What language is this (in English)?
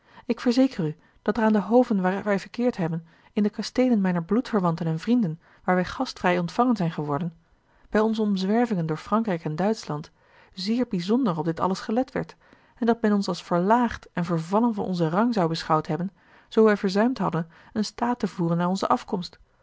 Dutch